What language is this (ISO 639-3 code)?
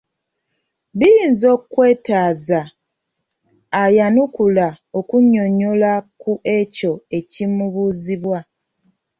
lug